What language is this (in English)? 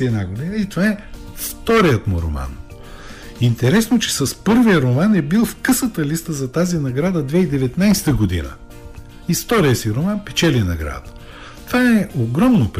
Bulgarian